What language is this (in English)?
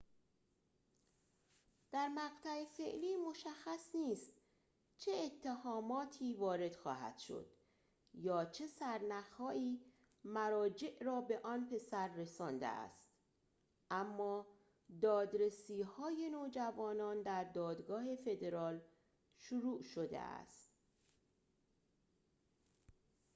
Persian